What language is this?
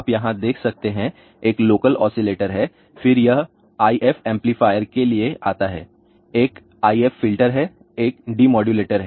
Hindi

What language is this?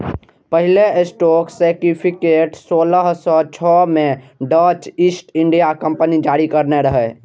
Maithili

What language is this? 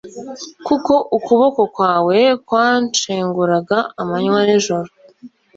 Kinyarwanda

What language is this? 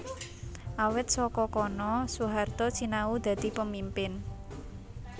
Javanese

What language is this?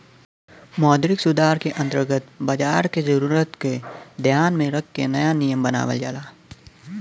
Bhojpuri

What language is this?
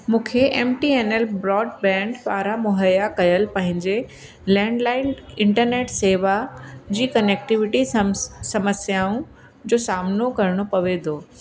Sindhi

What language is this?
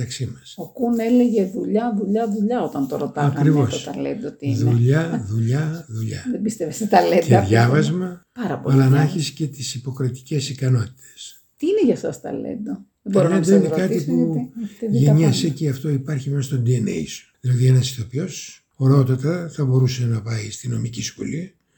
Greek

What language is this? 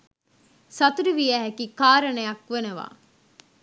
Sinhala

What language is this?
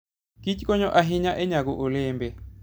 Luo (Kenya and Tanzania)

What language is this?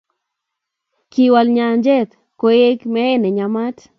Kalenjin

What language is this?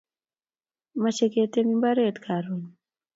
Kalenjin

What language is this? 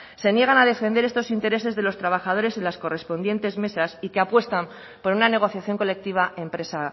Spanish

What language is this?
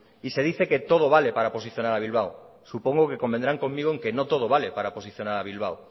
Spanish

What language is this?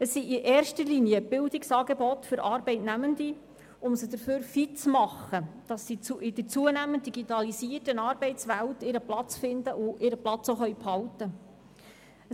Swiss German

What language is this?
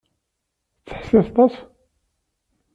Kabyle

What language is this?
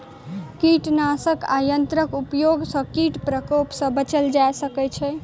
Maithili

